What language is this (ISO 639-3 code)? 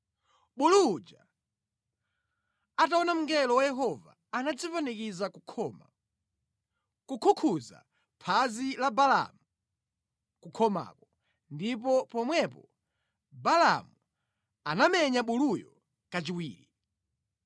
nya